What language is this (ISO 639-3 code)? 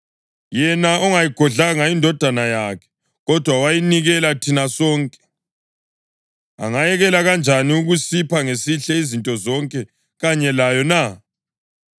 nde